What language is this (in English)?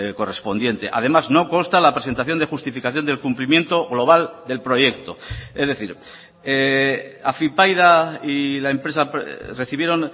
Spanish